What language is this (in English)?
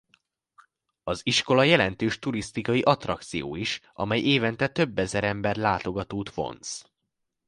Hungarian